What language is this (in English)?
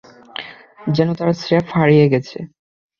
Bangla